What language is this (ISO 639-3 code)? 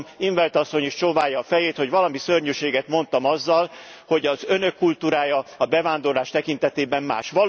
hun